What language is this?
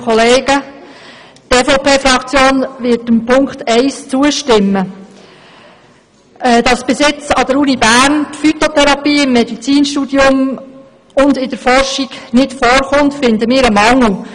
Swiss German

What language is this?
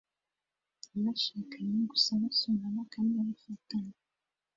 Kinyarwanda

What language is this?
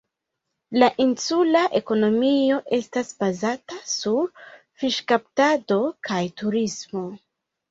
Esperanto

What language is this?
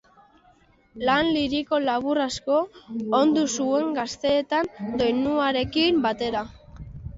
Basque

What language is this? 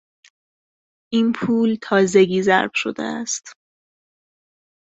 Persian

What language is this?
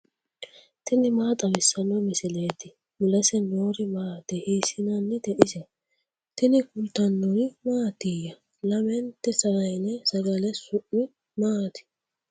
Sidamo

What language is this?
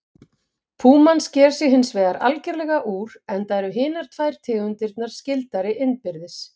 Icelandic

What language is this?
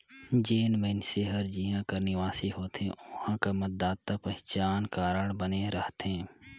Chhattisgarhi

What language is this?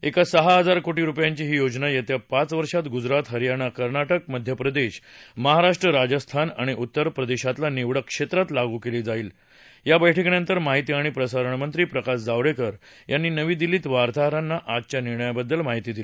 Marathi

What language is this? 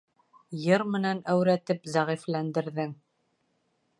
Bashkir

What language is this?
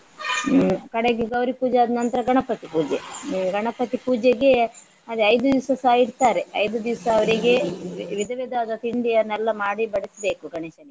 Kannada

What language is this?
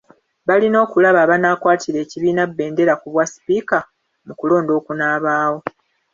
Ganda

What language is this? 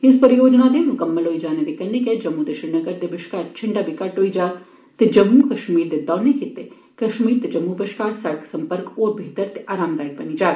Dogri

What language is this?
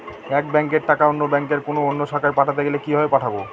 Bangla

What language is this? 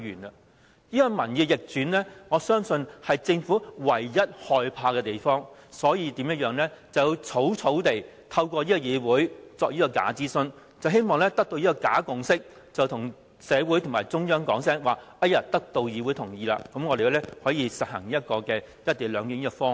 Cantonese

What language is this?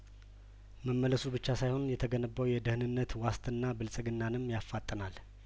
Amharic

